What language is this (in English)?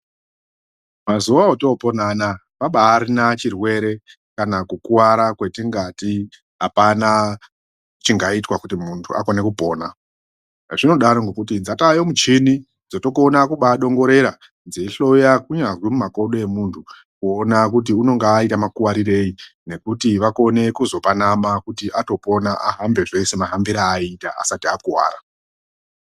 Ndau